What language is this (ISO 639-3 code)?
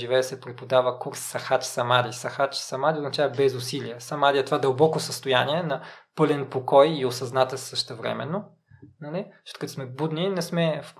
bul